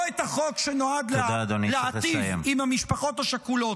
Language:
Hebrew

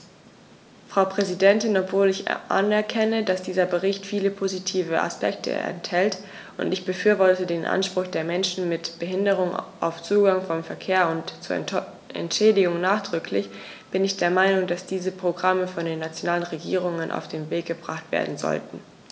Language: German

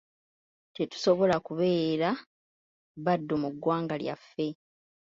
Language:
Ganda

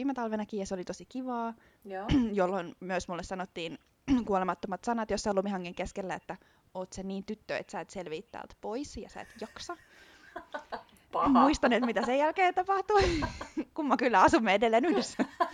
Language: Finnish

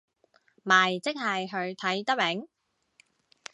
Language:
Cantonese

